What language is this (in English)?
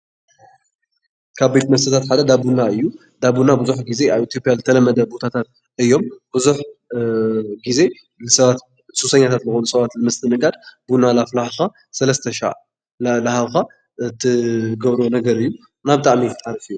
Tigrinya